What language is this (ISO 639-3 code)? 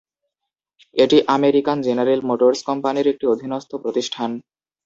ben